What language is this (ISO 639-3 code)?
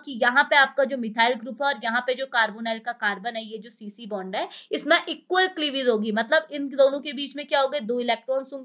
hin